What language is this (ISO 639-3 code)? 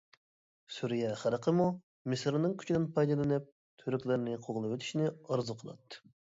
uig